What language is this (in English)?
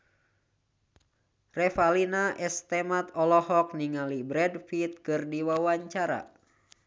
Sundanese